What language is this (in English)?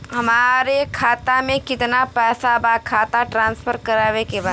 Bhojpuri